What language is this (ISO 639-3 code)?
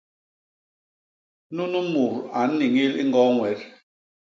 bas